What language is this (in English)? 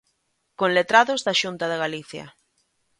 Galician